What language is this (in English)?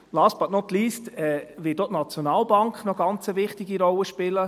Swiss German